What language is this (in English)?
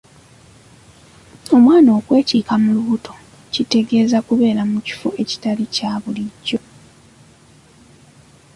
Ganda